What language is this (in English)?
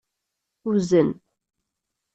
Kabyle